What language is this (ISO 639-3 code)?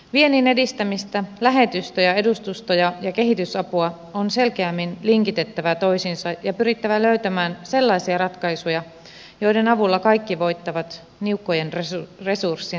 fin